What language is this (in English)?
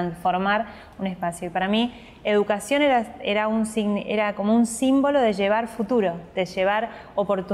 Spanish